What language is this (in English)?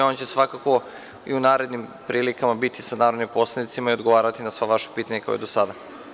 Serbian